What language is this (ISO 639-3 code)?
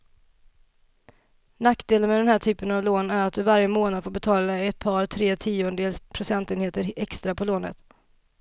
swe